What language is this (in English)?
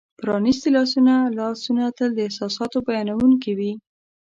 Pashto